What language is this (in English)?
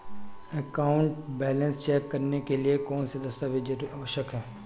Hindi